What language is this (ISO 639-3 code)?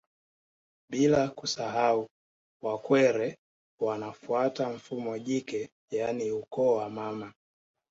swa